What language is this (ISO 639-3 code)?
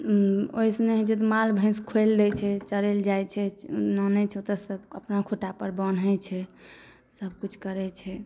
mai